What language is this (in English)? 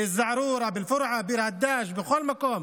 Hebrew